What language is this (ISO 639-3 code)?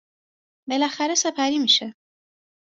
fas